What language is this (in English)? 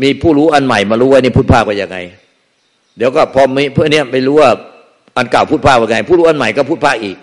Thai